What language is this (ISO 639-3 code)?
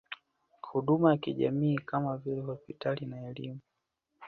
swa